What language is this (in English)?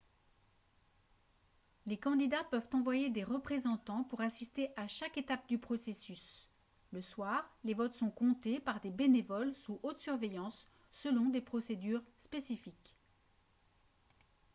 French